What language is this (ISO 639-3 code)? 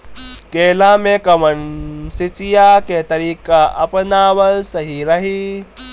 bho